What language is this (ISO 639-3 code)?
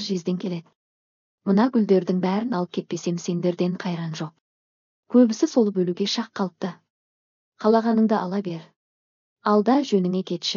tur